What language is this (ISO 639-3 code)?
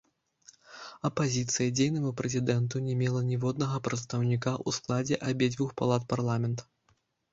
bel